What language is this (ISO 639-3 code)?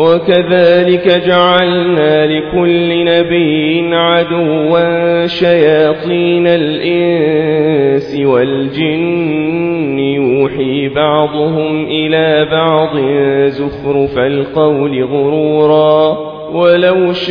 ara